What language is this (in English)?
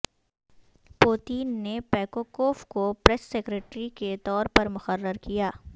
Urdu